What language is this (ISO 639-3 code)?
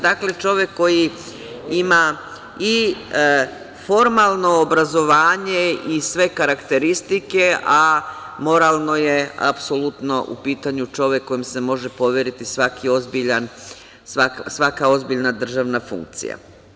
srp